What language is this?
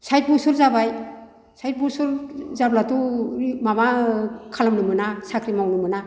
Bodo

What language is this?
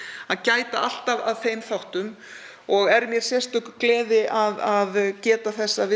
Icelandic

